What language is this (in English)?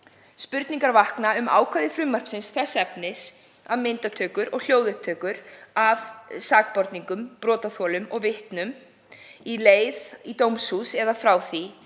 Icelandic